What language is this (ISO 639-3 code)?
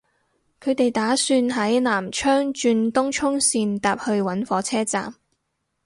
yue